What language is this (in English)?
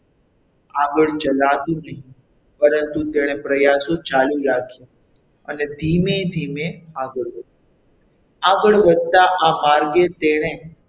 Gujarati